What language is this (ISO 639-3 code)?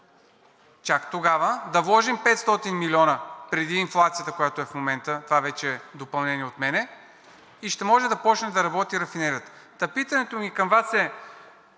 bul